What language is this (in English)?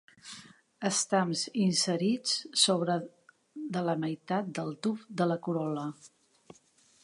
Catalan